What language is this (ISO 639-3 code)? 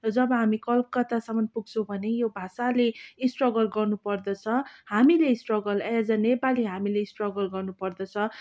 nep